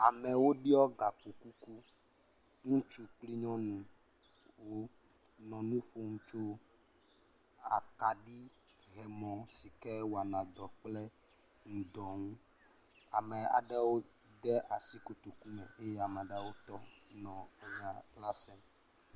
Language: Ewe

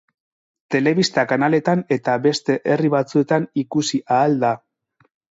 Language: Basque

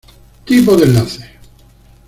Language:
Spanish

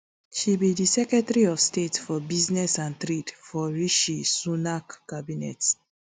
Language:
Nigerian Pidgin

